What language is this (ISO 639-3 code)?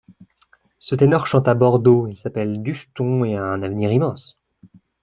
fra